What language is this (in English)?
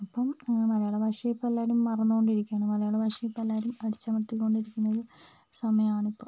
Malayalam